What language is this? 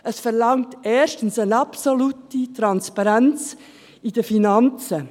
Swiss German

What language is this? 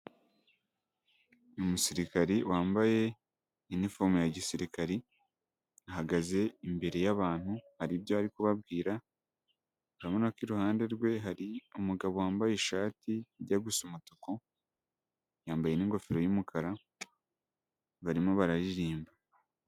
Kinyarwanda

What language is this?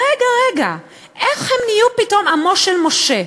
Hebrew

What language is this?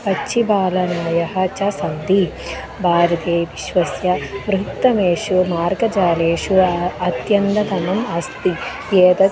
Sanskrit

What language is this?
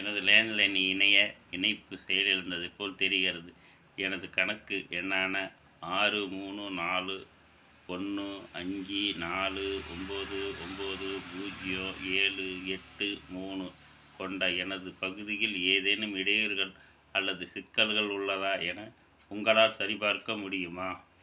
Tamil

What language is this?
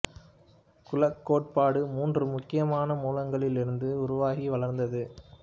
Tamil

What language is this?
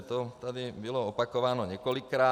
Czech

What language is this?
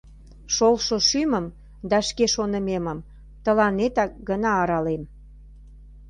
Mari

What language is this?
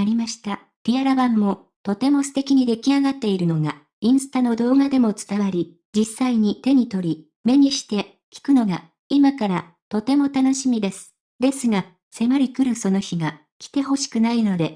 Japanese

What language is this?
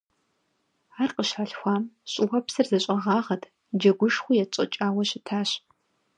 Kabardian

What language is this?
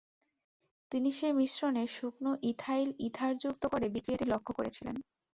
Bangla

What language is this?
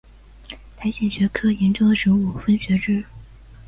Chinese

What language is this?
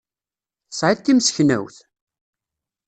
Kabyle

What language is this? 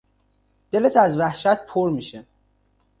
Persian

